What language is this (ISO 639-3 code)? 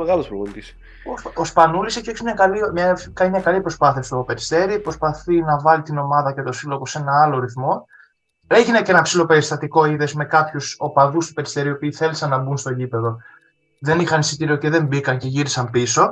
ell